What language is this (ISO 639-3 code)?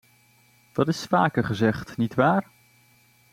nld